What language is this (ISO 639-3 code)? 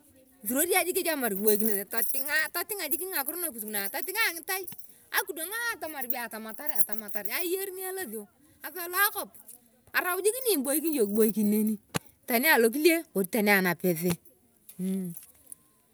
tuv